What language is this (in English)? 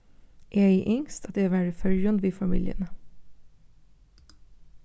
Faroese